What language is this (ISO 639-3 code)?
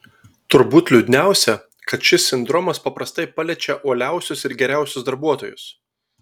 lit